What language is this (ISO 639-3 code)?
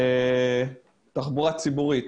heb